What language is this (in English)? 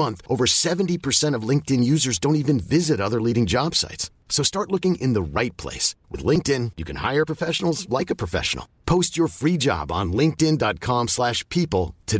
Swedish